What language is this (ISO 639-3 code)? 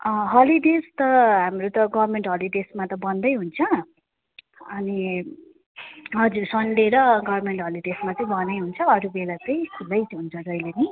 nep